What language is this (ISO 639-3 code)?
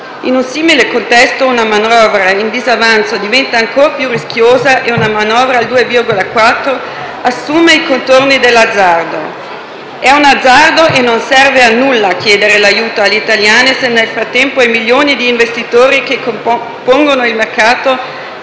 ita